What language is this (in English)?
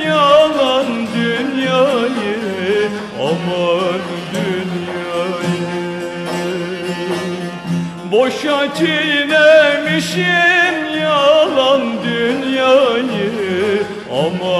Turkish